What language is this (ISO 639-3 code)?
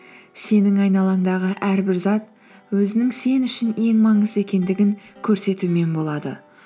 kaz